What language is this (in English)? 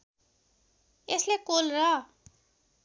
Nepali